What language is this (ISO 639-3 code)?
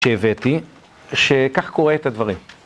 heb